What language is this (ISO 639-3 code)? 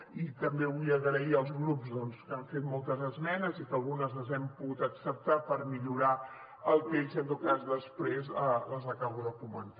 cat